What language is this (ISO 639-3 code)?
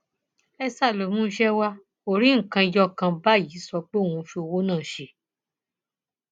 yor